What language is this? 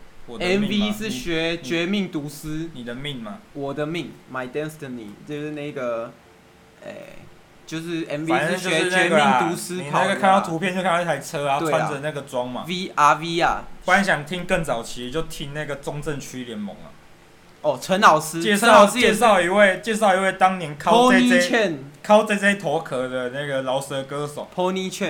Chinese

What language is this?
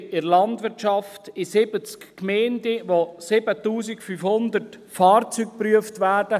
Swiss German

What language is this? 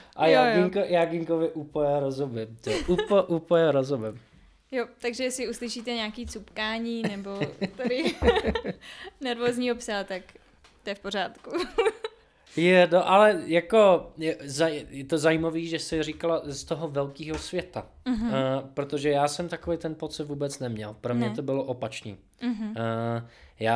Czech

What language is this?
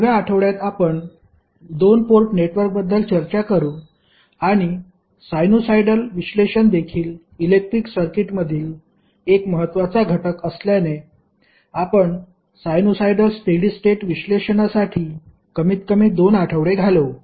Marathi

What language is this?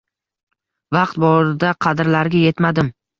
Uzbek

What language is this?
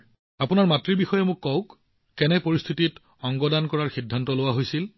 Assamese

